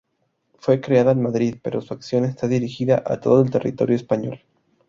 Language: Spanish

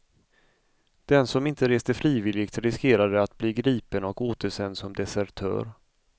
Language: Swedish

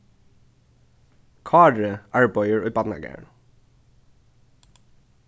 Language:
Faroese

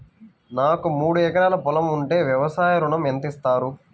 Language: Telugu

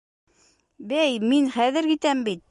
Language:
Bashkir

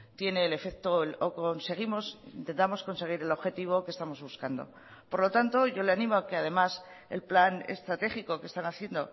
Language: Spanish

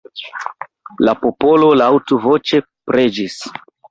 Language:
Esperanto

